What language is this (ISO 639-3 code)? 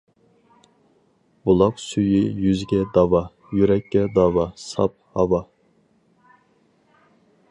uig